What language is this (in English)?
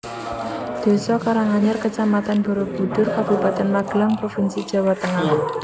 Javanese